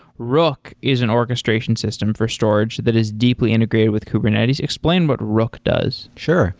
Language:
English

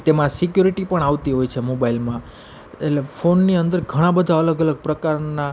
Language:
Gujarati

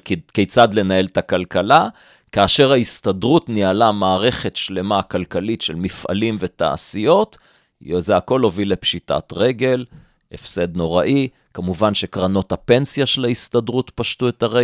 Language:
Hebrew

